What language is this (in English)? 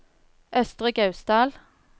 Norwegian